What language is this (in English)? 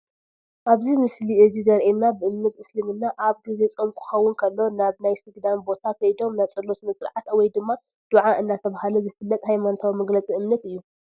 Tigrinya